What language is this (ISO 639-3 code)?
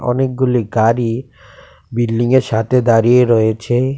ben